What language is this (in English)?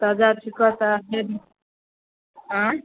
Maithili